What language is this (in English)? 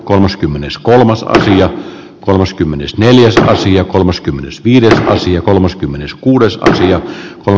Finnish